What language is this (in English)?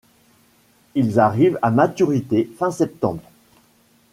French